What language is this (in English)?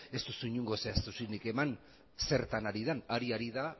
Basque